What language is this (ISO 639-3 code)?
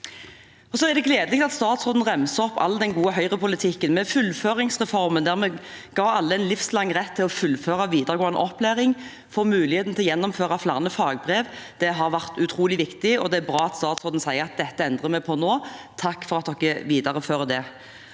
nor